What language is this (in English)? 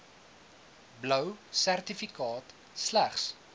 Afrikaans